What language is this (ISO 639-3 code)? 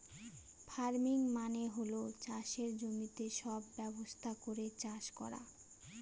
ben